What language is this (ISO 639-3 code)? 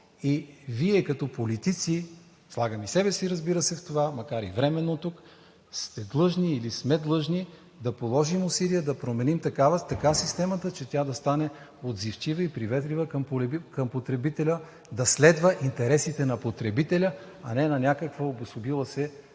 bul